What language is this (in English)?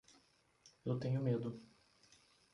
Portuguese